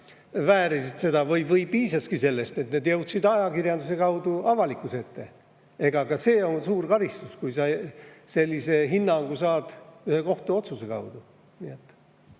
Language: Estonian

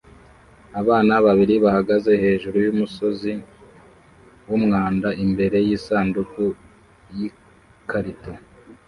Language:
Kinyarwanda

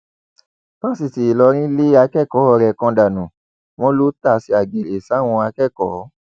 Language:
Yoruba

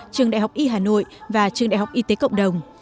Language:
Vietnamese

